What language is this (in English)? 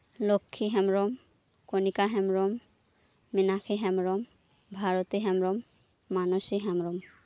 Santali